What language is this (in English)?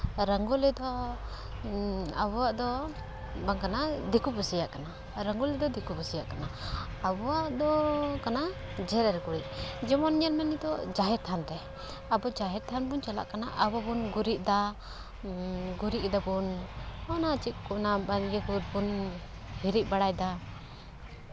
Santali